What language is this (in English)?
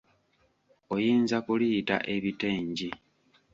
Ganda